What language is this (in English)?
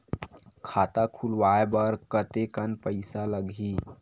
Chhattisgarhi